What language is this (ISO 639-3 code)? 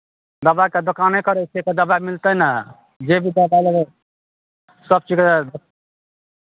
mai